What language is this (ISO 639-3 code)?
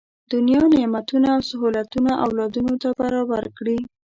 pus